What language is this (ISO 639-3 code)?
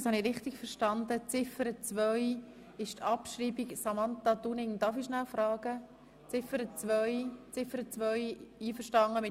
gsw